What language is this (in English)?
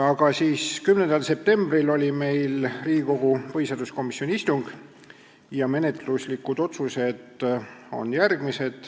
Estonian